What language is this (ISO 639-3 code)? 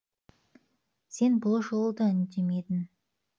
kaz